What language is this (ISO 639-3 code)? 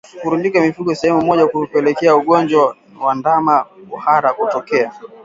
swa